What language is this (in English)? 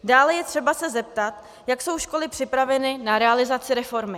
Czech